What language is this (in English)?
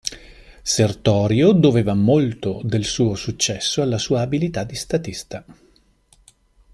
Italian